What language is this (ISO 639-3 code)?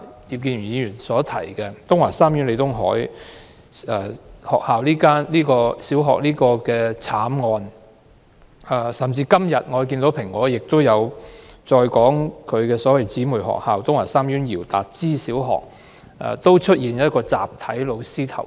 yue